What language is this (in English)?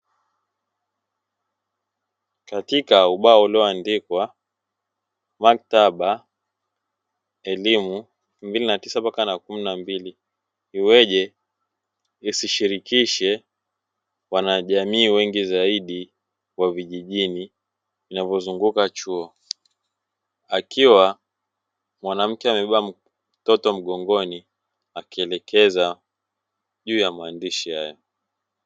Swahili